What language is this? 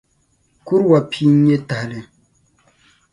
Dagbani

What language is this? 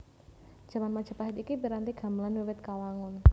Javanese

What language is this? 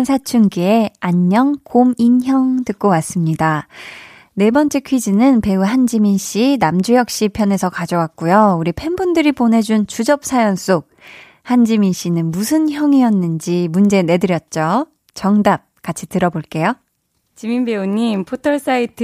Korean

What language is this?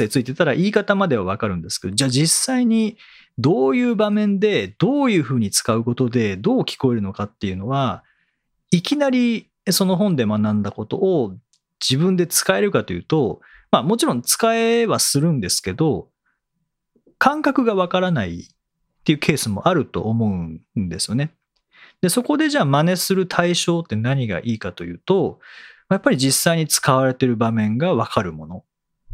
Japanese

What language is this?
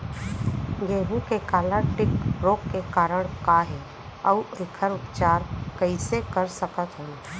Chhattisgarhi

